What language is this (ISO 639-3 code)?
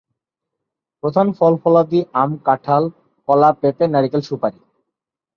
ben